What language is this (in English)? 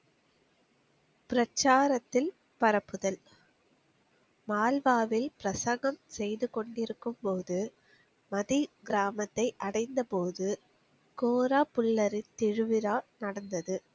Tamil